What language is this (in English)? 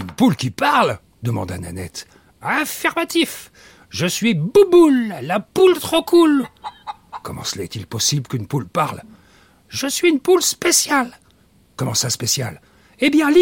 French